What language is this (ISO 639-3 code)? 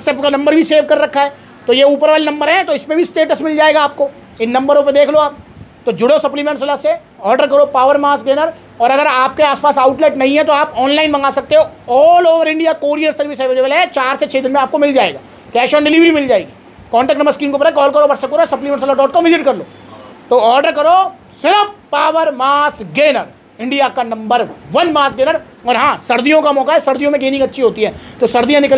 hin